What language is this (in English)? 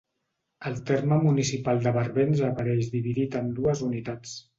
Catalan